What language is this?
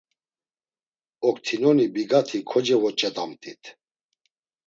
Laz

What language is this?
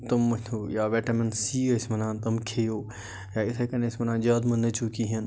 Kashmiri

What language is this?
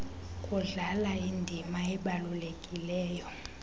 Xhosa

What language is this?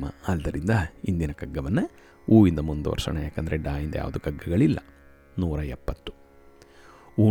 Kannada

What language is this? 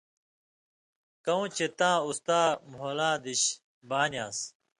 Indus Kohistani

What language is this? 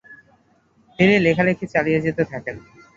Bangla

